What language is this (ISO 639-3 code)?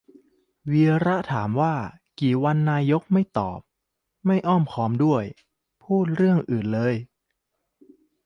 tha